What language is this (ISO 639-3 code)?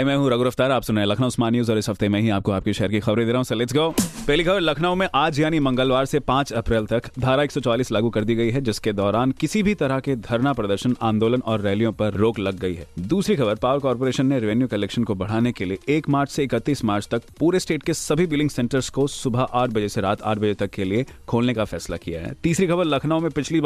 hin